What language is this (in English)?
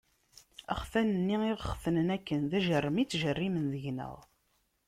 Kabyle